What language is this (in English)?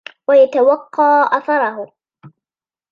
Arabic